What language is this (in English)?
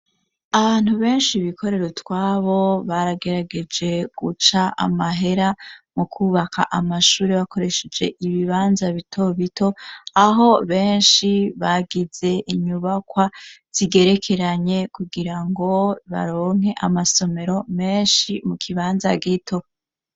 Rundi